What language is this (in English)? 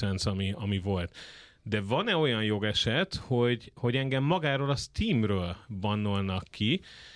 Hungarian